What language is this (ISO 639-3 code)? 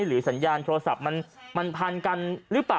tha